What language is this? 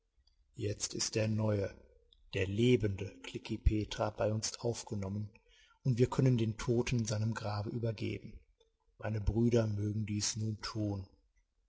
German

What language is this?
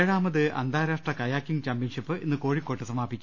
Malayalam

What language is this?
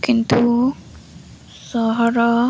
Odia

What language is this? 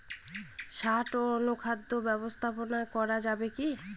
Bangla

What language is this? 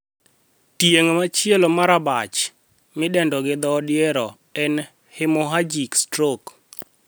Luo (Kenya and Tanzania)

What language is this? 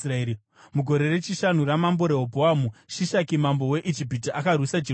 Shona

